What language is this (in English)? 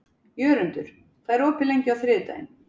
Icelandic